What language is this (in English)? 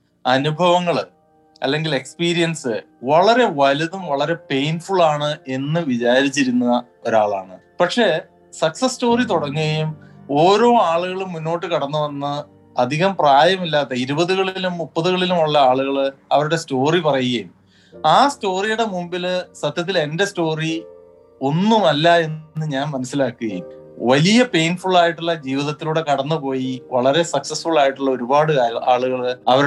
Malayalam